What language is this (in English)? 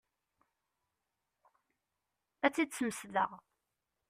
Kabyle